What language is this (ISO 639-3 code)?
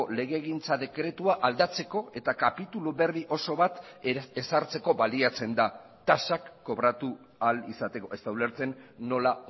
eus